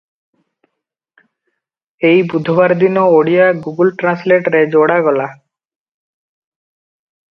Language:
Odia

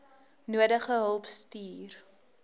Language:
Afrikaans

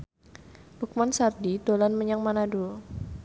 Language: Javanese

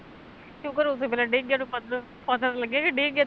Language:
Punjabi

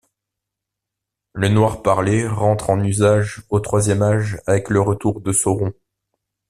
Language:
French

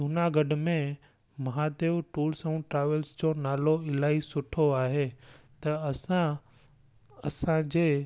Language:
Sindhi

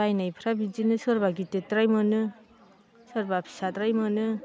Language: Bodo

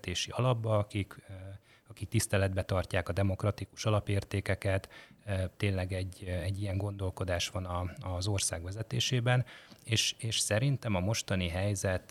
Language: Hungarian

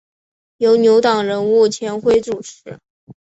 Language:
Chinese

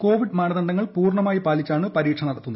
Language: Malayalam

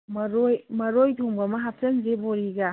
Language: Manipuri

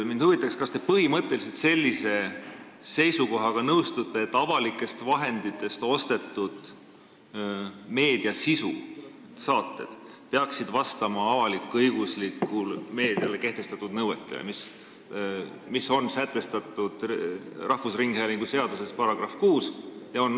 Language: Estonian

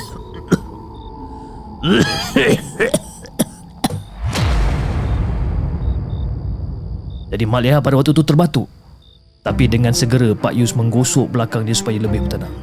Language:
Malay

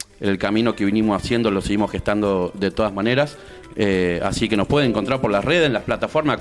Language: Spanish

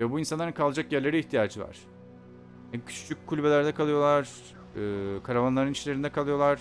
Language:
Turkish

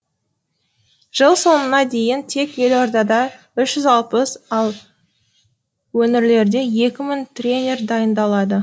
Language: Kazakh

